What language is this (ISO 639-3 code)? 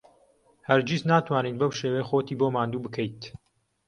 ckb